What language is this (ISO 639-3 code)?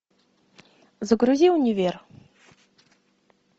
rus